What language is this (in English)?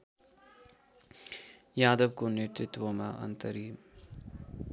Nepali